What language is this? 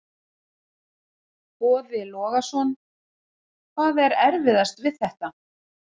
Icelandic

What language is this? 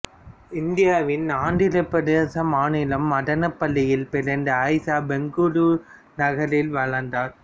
Tamil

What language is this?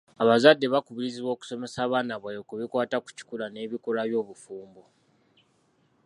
Ganda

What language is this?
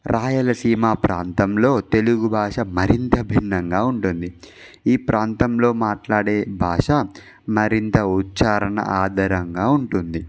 Telugu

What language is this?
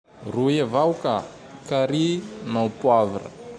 Tandroy-Mahafaly Malagasy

